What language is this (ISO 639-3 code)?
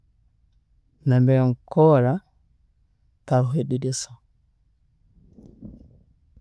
ttj